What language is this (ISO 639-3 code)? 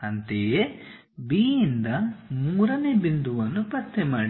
kan